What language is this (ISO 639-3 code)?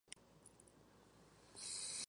spa